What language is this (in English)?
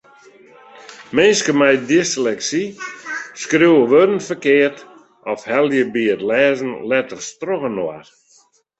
Western Frisian